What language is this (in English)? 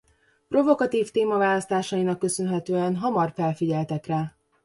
Hungarian